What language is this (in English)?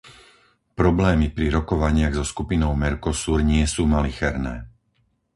Slovak